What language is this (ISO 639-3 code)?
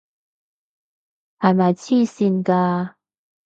yue